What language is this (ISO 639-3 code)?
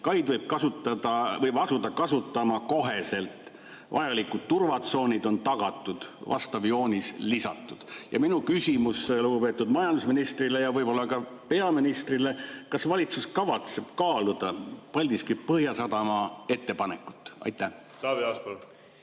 est